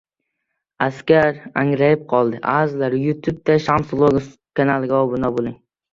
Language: Uzbek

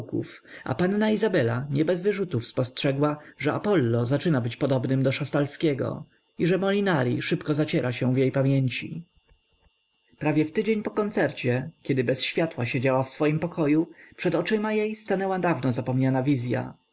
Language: Polish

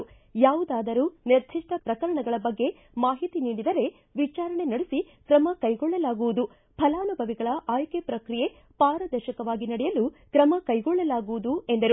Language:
Kannada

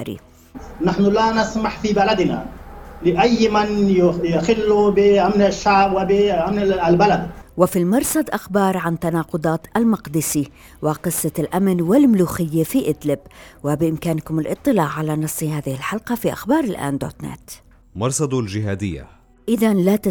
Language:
Arabic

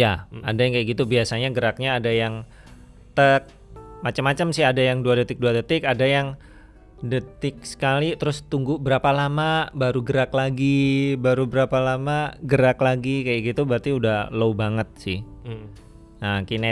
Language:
Indonesian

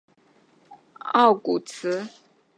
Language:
Chinese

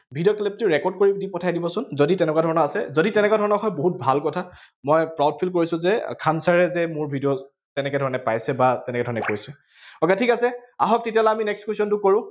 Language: Assamese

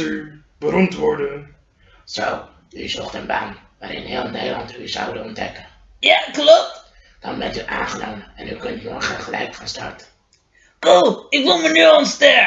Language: Dutch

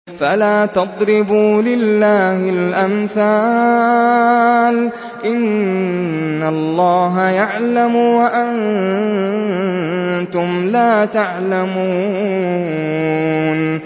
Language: Arabic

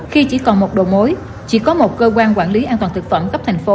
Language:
Vietnamese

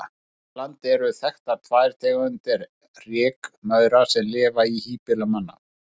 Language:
Icelandic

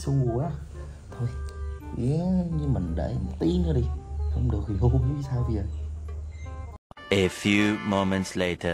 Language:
Vietnamese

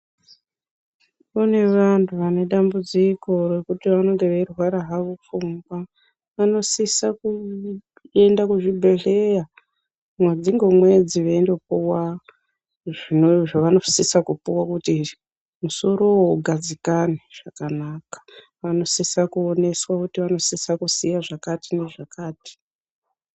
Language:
Ndau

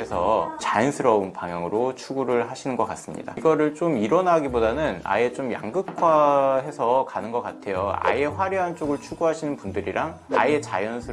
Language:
Korean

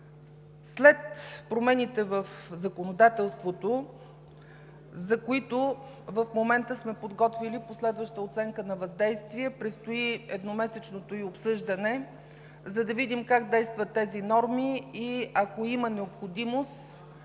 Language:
Bulgarian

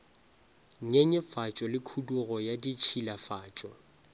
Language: Northern Sotho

